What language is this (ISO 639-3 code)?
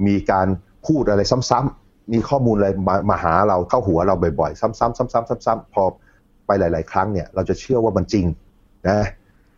tha